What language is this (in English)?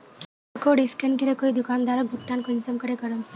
Magahi